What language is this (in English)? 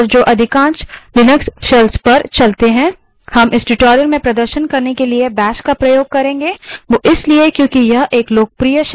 Hindi